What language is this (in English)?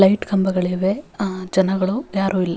Kannada